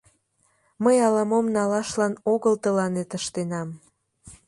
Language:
Mari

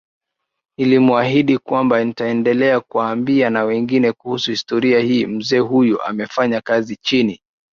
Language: Swahili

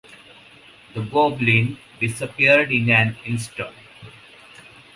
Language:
English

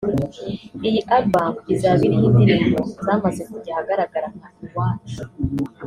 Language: Kinyarwanda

